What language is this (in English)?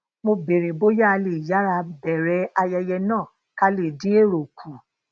Yoruba